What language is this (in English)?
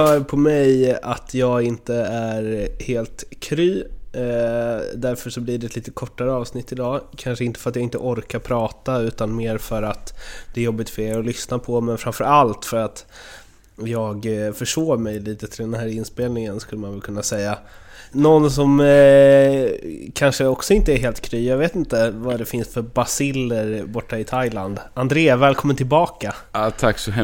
Swedish